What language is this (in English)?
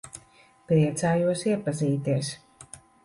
Latvian